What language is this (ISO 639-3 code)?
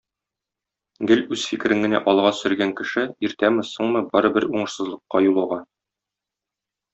tat